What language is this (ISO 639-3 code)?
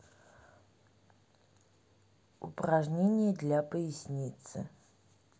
rus